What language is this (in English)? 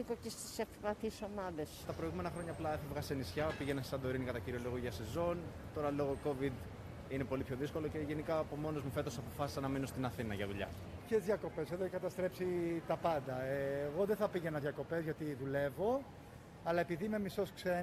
Greek